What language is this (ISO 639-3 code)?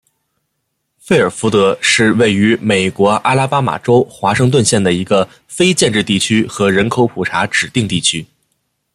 zho